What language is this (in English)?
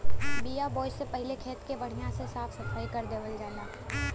Bhojpuri